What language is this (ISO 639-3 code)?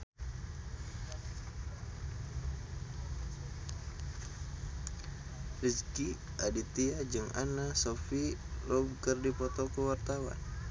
sun